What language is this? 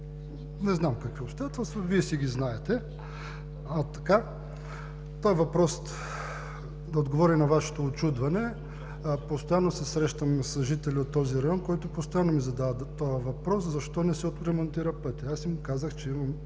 Bulgarian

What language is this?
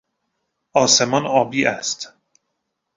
Persian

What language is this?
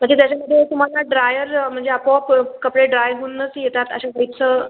Marathi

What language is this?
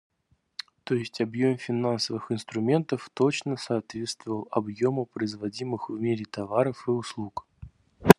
Russian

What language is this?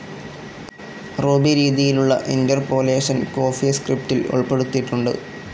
Malayalam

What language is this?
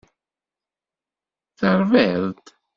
Kabyle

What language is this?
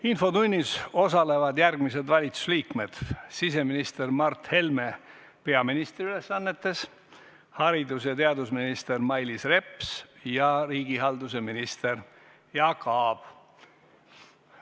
Estonian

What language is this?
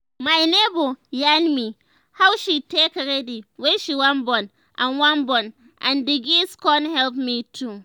Nigerian Pidgin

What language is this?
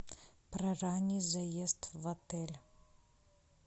Russian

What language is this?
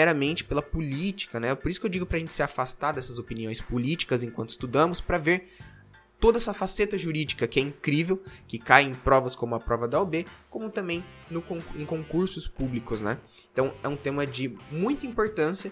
Portuguese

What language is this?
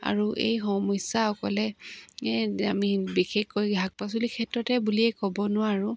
Assamese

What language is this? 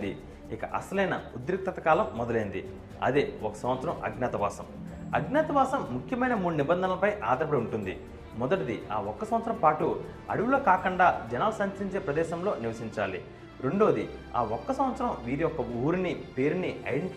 Telugu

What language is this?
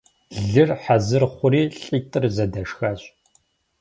Kabardian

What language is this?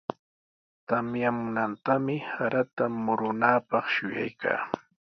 Sihuas Ancash Quechua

